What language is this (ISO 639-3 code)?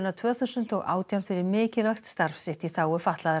isl